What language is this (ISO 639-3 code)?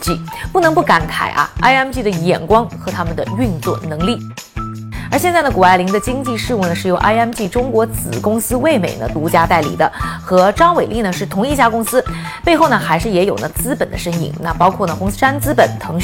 zho